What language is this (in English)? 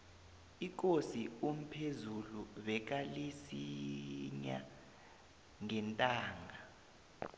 South Ndebele